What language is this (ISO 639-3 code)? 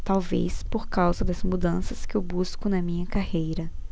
por